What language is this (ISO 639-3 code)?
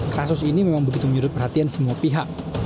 ind